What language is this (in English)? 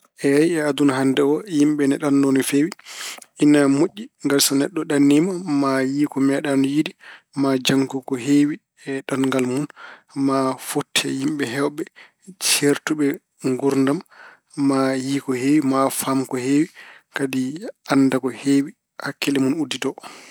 Fula